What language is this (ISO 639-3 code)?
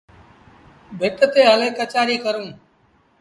sbn